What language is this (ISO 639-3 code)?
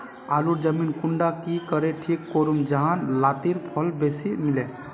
mag